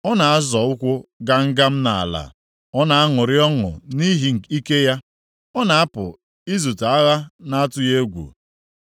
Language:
Igbo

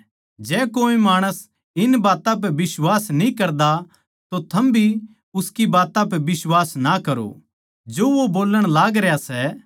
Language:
Haryanvi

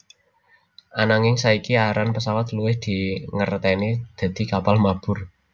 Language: Javanese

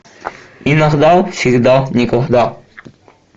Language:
Russian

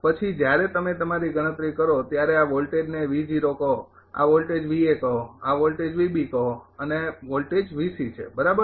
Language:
Gujarati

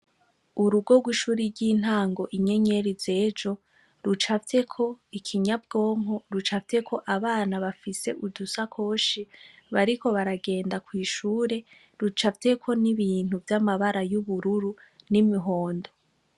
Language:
Rundi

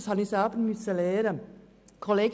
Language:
Swiss German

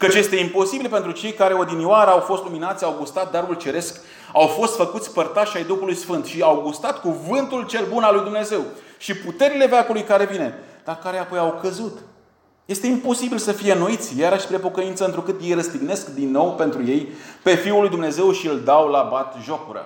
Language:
Romanian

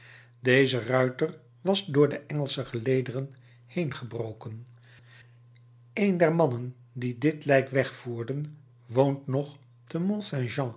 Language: Dutch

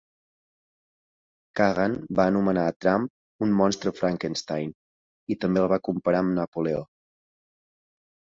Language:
Catalan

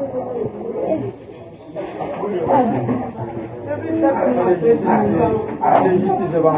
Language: French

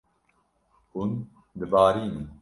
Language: Kurdish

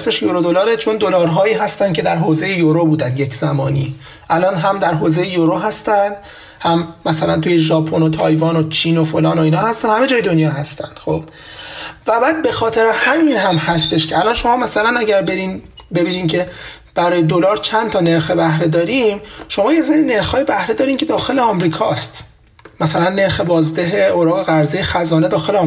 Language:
Persian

